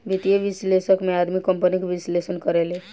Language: Bhojpuri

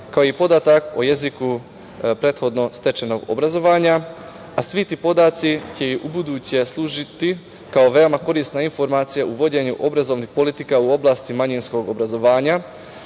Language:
Serbian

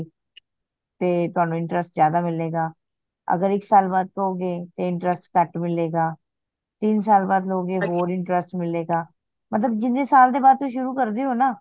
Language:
Punjabi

